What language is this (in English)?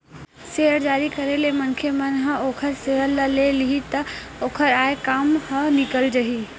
Chhattisgarhi